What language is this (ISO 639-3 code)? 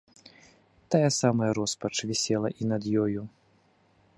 bel